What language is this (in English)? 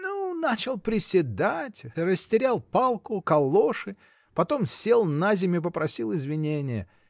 Russian